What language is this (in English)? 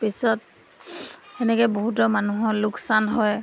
Assamese